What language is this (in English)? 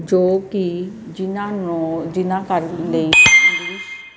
Punjabi